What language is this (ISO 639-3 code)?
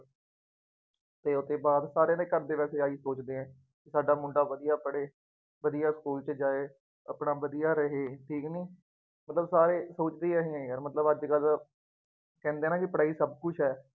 pan